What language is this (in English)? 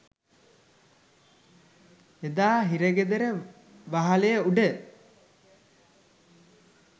Sinhala